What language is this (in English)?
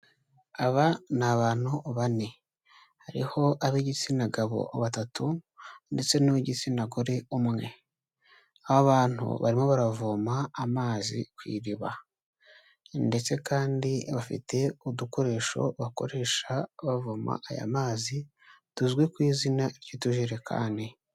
Kinyarwanda